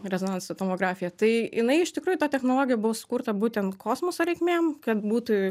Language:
Lithuanian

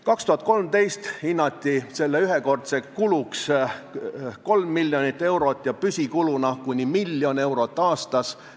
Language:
Estonian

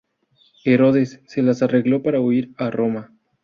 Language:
Spanish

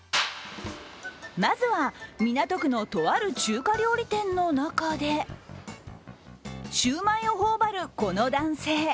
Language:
Japanese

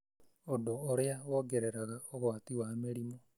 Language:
Kikuyu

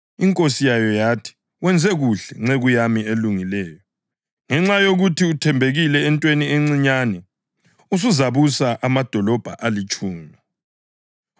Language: North Ndebele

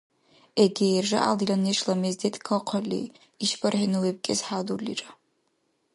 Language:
Dargwa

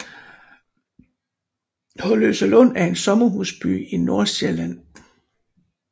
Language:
Danish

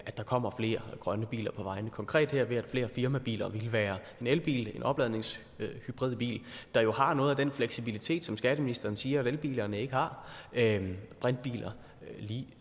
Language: Danish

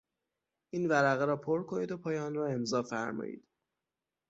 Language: Persian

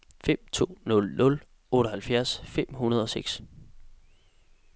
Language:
Danish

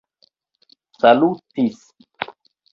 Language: Esperanto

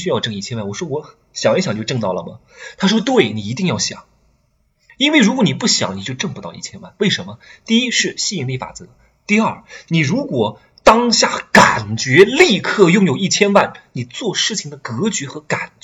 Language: Chinese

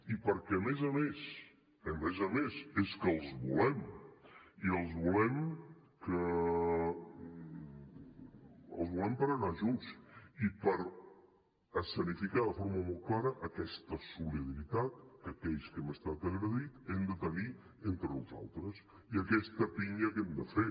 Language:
Catalan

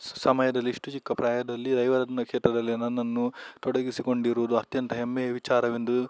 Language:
Kannada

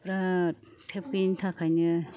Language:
Bodo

